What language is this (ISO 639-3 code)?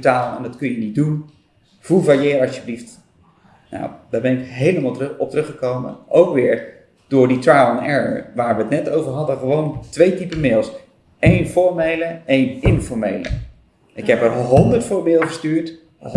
nld